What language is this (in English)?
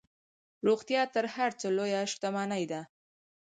Pashto